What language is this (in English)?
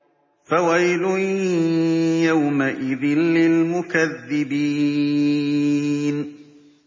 Arabic